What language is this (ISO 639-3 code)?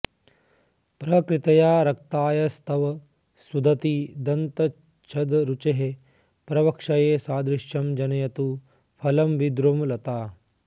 san